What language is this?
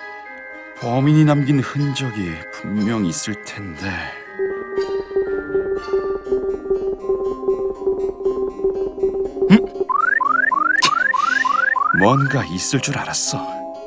Korean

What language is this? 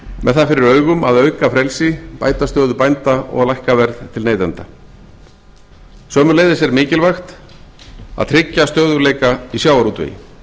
Icelandic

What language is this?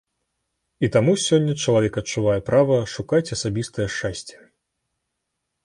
Belarusian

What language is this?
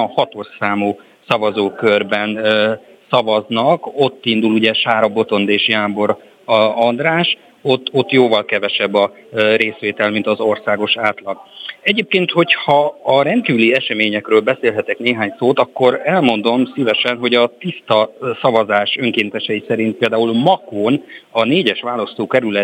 Hungarian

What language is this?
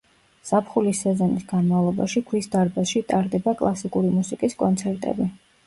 Georgian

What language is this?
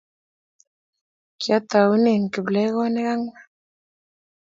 Kalenjin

